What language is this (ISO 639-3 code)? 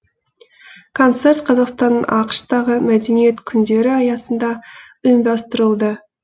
kaz